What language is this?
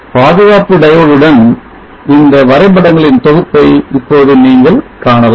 Tamil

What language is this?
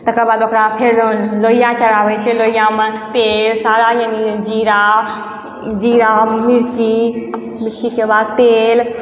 Maithili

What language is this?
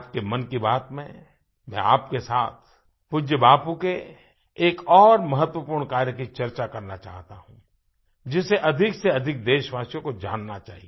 Hindi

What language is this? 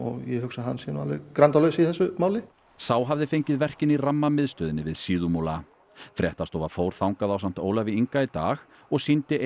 Icelandic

